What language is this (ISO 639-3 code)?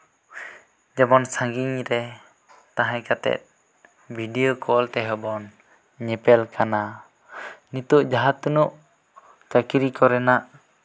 sat